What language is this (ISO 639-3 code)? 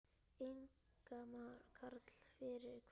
isl